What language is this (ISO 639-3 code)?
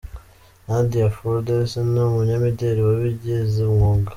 kin